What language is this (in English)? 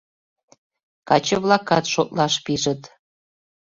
Mari